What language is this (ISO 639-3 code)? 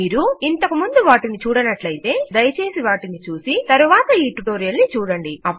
tel